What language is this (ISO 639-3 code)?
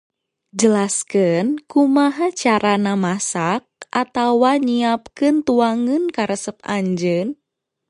sun